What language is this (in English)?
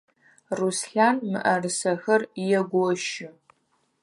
Adyghe